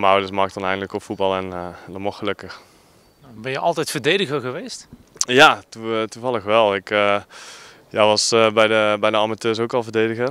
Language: Dutch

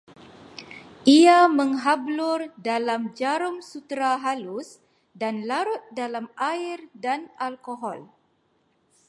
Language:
Malay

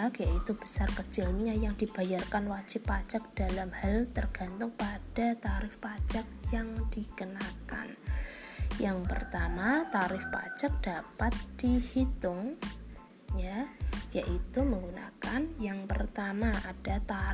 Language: Indonesian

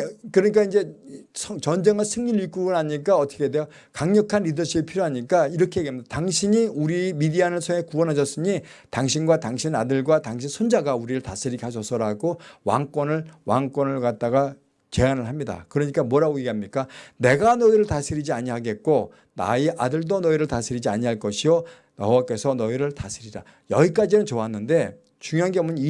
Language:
Korean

